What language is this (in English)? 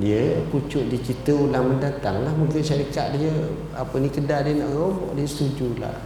Malay